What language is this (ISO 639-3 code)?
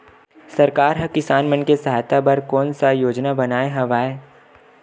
hne